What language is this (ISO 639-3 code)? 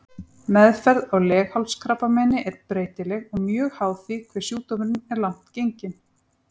isl